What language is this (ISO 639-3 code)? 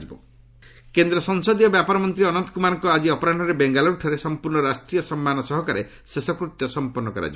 ori